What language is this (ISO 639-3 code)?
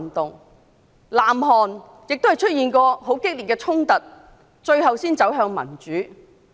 yue